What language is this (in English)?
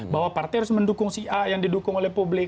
Indonesian